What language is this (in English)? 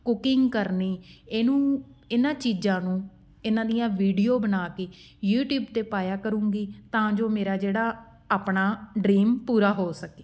Punjabi